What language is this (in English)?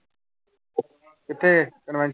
Punjabi